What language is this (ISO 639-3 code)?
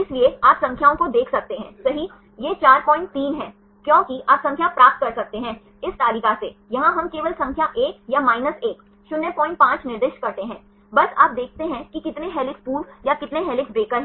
hin